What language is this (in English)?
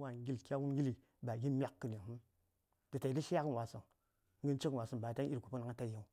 Saya